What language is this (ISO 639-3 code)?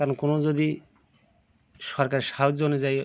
ben